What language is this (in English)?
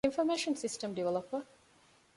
Divehi